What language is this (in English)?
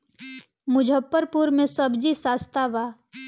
Bhojpuri